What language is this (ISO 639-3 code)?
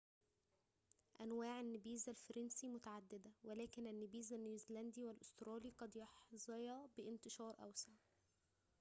ara